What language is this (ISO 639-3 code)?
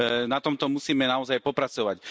slk